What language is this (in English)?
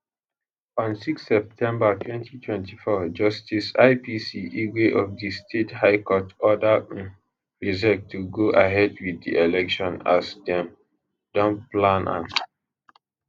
Nigerian Pidgin